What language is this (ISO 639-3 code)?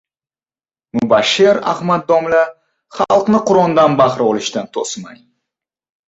uzb